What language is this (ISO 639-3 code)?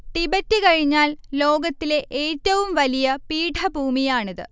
mal